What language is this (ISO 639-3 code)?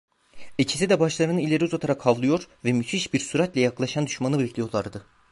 tur